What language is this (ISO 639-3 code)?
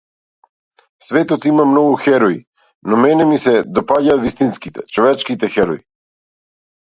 mkd